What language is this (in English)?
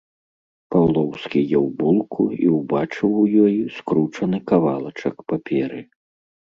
Belarusian